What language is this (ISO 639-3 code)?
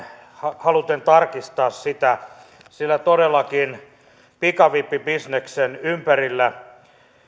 fin